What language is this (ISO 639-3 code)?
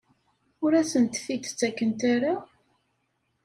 kab